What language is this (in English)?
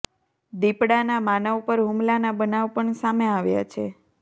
Gujarati